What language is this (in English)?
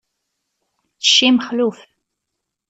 Kabyle